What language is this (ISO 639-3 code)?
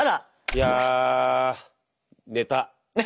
jpn